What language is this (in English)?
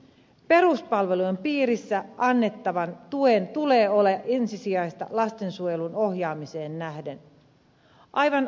Finnish